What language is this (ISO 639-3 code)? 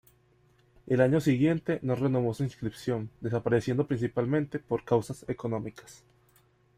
spa